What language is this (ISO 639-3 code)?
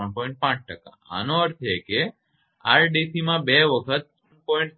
guj